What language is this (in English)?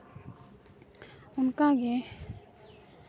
Santali